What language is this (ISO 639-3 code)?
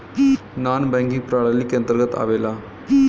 bho